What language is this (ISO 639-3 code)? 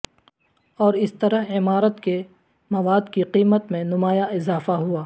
urd